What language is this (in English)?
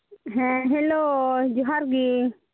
Santali